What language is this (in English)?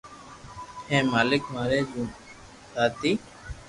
Loarki